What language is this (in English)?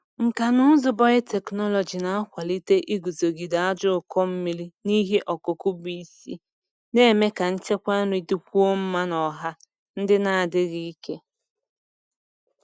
Igbo